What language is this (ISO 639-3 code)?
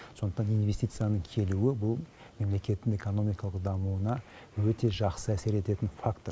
kaz